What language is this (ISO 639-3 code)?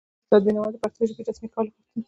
pus